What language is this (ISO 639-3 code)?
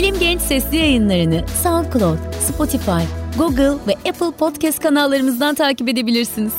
tur